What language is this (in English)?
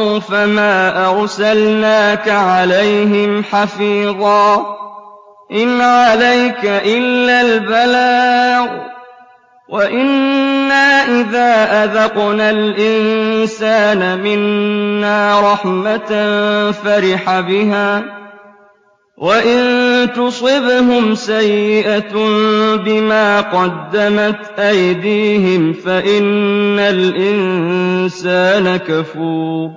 Arabic